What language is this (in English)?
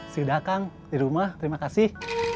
Indonesian